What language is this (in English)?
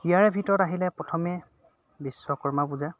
Assamese